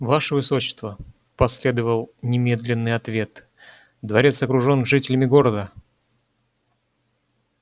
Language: Russian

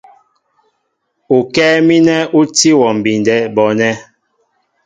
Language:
Mbo (Cameroon)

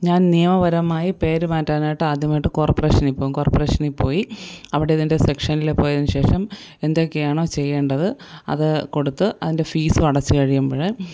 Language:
Malayalam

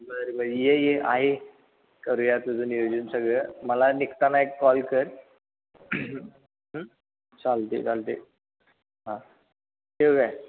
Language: Marathi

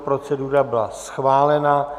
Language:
Czech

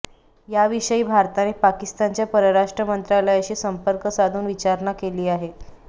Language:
Marathi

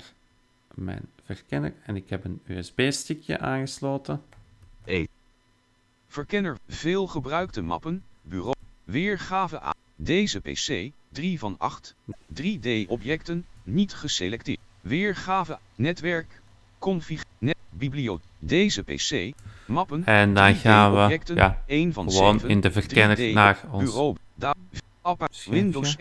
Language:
Dutch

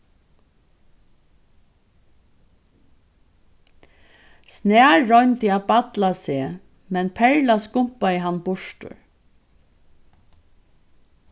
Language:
Faroese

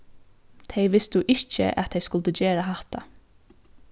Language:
Faroese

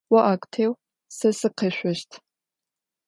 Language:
Adyghe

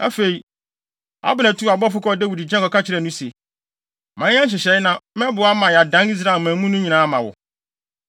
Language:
Akan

